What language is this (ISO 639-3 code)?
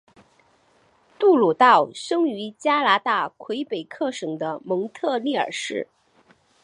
zho